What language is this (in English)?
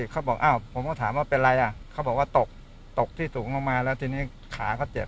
Thai